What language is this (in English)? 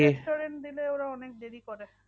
Bangla